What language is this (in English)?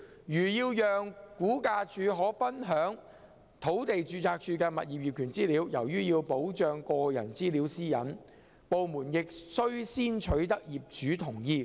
Cantonese